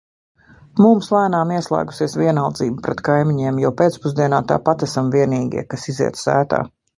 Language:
Latvian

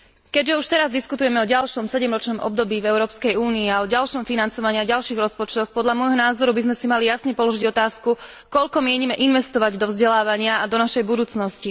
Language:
Slovak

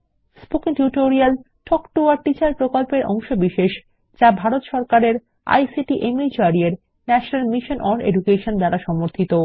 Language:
Bangla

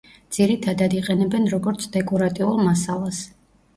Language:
Georgian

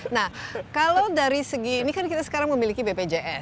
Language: Indonesian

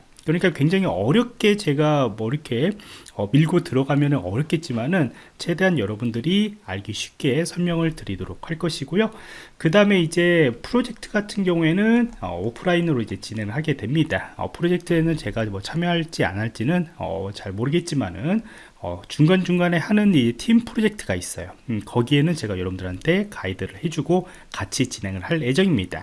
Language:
Korean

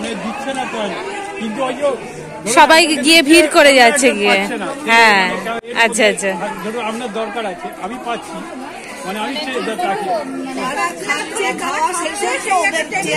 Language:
Hindi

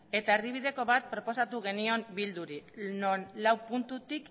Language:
Basque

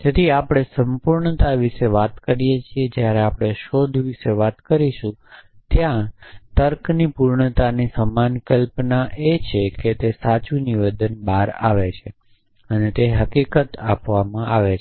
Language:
Gujarati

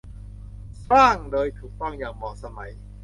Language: Thai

